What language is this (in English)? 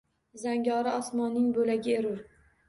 Uzbek